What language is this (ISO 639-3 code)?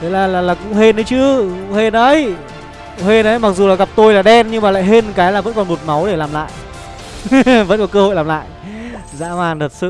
vie